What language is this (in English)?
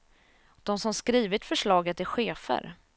Swedish